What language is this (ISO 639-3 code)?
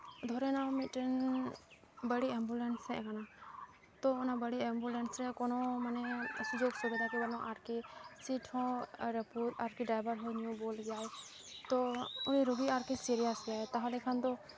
sat